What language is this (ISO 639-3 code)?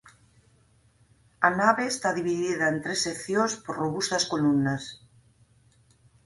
glg